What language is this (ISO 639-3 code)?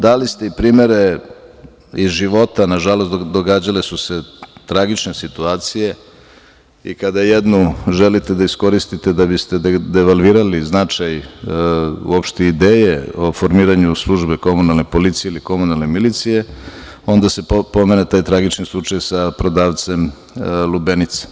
srp